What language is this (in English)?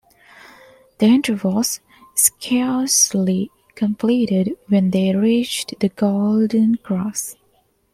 English